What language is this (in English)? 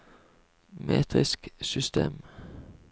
Norwegian